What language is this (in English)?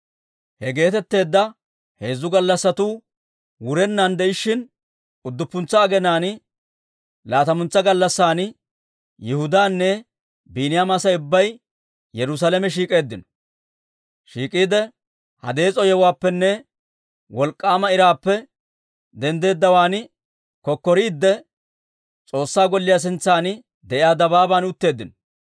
Dawro